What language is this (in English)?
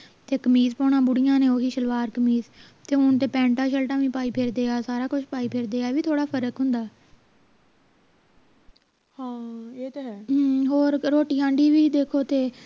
Punjabi